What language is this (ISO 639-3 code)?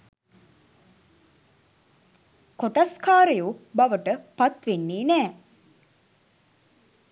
sin